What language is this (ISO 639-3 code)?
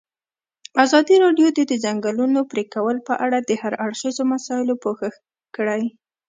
pus